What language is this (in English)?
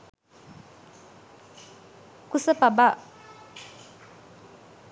Sinhala